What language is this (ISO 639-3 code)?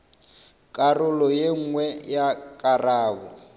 nso